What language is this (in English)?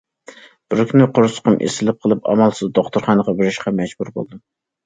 Uyghur